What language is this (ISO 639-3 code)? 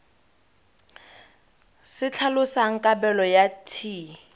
tsn